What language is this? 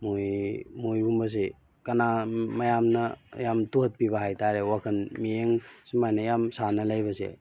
Manipuri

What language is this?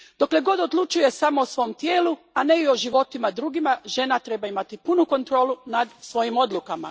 Croatian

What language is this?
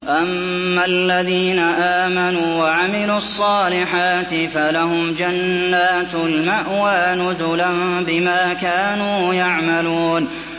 Arabic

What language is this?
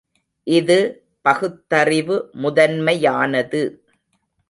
Tamil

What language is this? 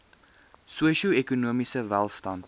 Afrikaans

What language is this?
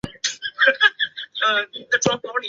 Chinese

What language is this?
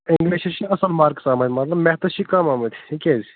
Kashmiri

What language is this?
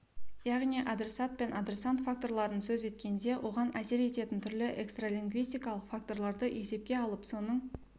Kazakh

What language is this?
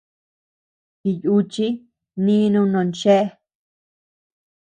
Tepeuxila Cuicatec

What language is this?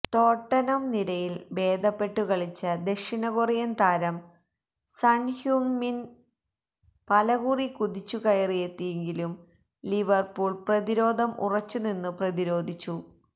Malayalam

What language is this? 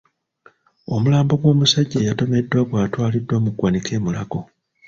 Ganda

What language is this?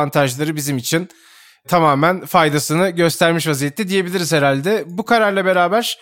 Turkish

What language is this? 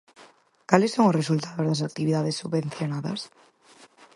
Galician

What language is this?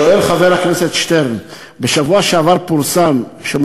Hebrew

